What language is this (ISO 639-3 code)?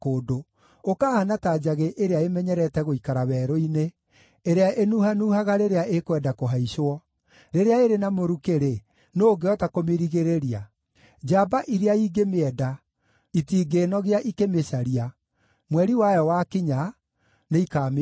kik